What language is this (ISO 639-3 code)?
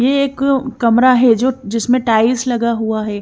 hin